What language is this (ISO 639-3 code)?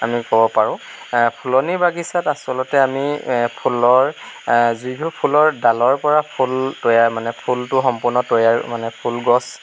asm